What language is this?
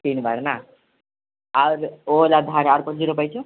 Maithili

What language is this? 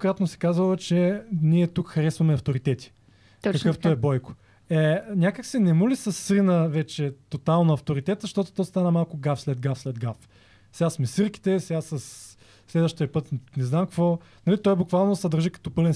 Bulgarian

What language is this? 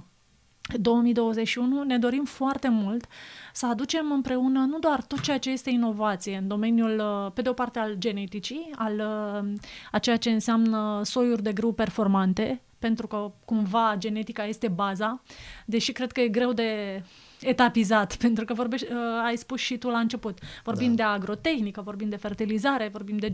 Romanian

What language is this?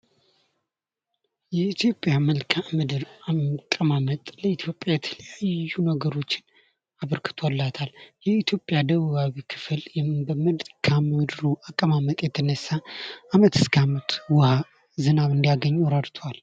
Amharic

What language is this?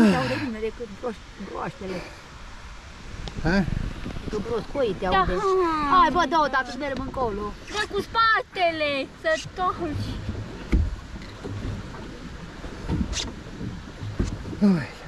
Romanian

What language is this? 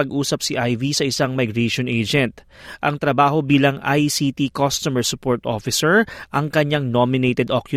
Filipino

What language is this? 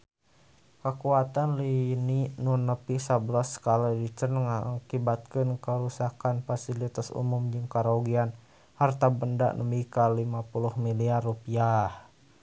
Sundanese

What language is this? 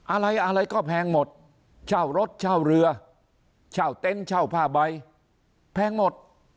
Thai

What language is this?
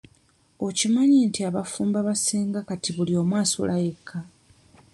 Ganda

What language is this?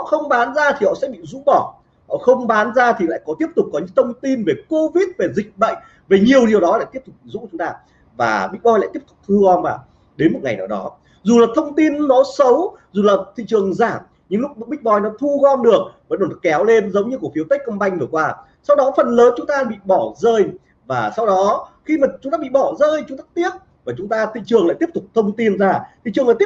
Vietnamese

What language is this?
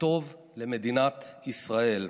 Hebrew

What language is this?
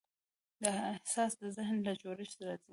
Pashto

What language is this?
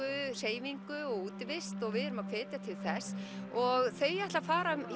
Icelandic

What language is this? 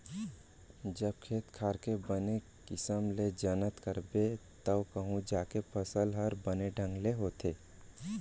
Chhattisgarhi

